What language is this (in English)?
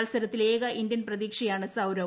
Malayalam